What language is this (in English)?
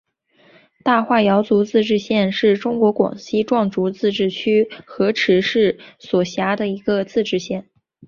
Chinese